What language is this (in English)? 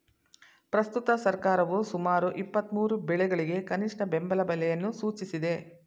Kannada